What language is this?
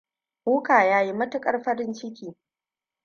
Hausa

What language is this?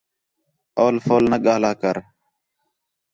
Khetrani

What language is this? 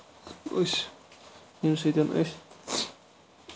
Kashmiri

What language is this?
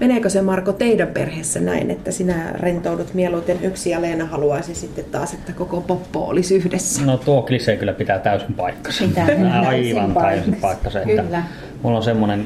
Finnish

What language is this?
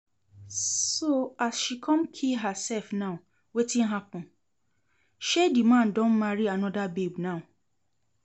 Nigerian Pidgin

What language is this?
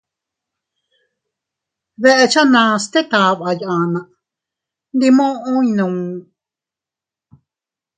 Teutila Cuicatec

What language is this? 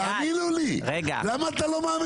Hebrew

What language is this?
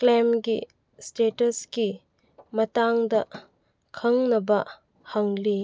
Manipuri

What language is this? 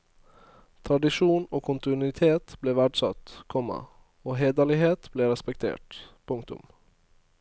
Norwegian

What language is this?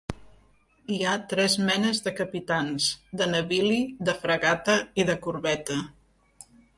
Catalan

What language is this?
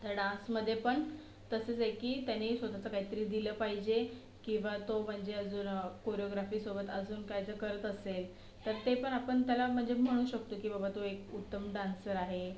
Marathi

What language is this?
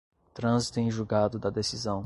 Portuguese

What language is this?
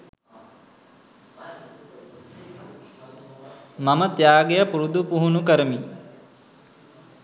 Sinhala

